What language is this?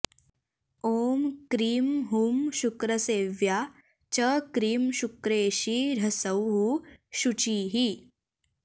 Sanskrit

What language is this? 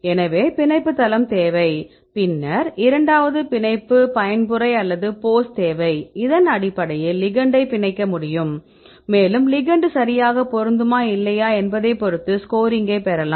Tamil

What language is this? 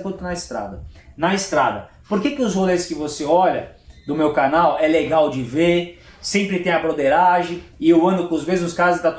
Portuguese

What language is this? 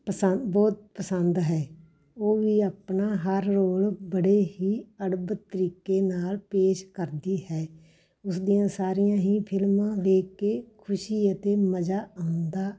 Punjabi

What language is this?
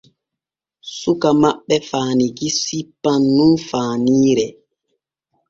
Borgu Fulfulde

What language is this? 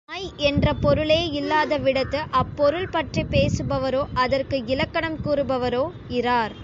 Tamil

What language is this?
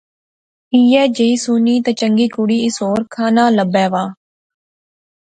Pahari-Potwari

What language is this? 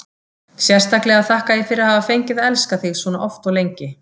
Icelandic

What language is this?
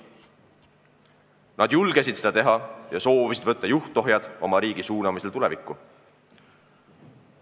Estonian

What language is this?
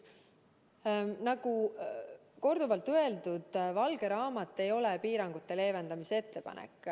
Estonian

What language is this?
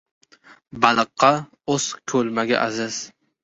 Uzbek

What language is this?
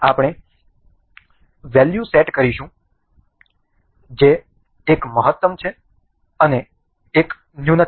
Gujarati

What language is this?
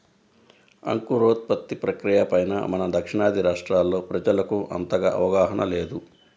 Telugu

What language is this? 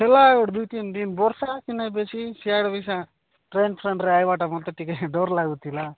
Odia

